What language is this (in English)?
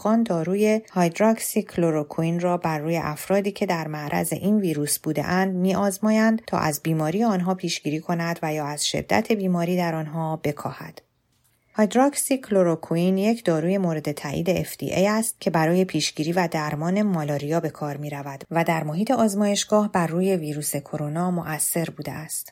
Persian